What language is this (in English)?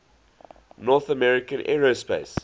English